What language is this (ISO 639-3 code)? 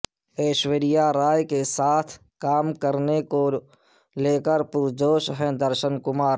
urd